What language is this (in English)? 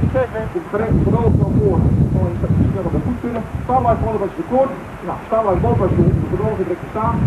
Dutch